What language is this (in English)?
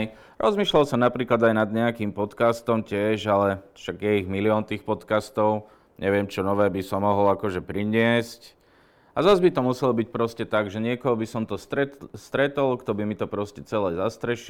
Slovak